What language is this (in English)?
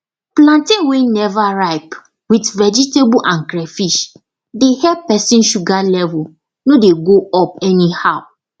Nigerian Pidgin